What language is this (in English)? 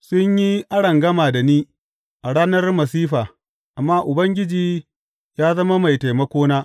Hausa